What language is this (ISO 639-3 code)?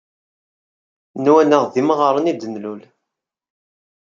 kab